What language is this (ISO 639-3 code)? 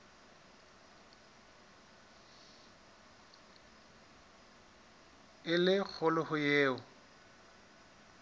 sot